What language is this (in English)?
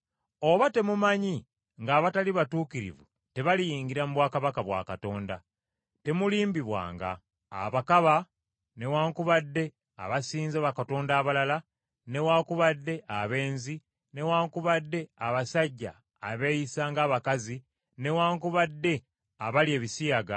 Ganda